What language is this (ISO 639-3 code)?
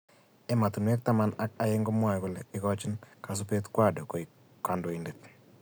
kln